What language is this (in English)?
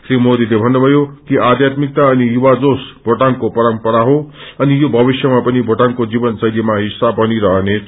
Nepali